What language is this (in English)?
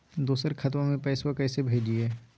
Magahi